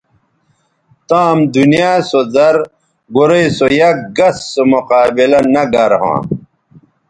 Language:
Bateri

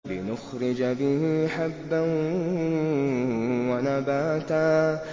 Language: Arabic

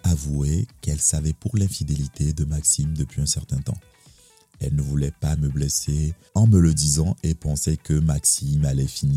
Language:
French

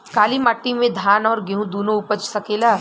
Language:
Bhojpuri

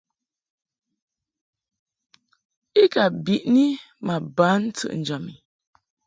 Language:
Mungaka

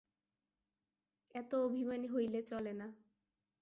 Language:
Bangla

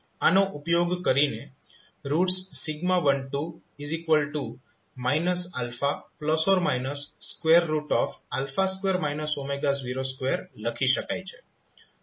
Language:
Gujarati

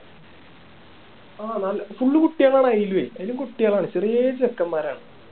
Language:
Malayalam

